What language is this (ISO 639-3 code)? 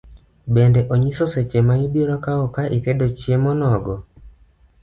luo